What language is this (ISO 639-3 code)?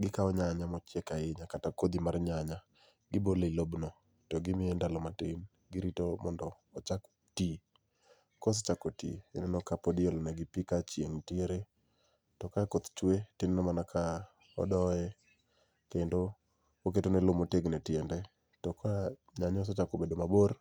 luo